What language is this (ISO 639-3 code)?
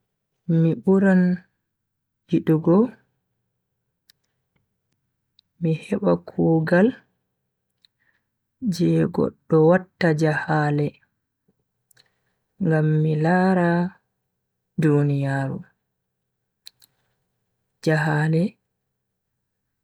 fui